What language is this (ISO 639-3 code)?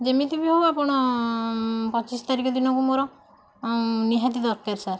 ori